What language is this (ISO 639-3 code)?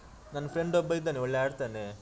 kan